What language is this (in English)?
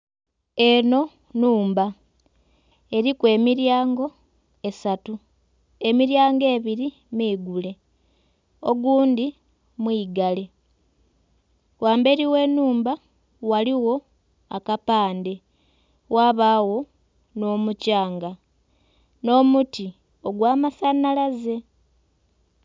Soga